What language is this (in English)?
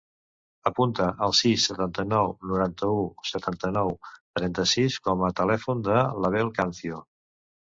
Catalan